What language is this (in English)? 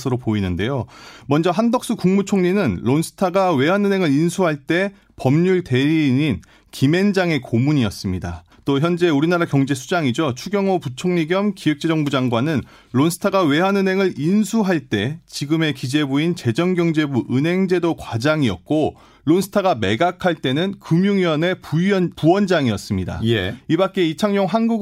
Korean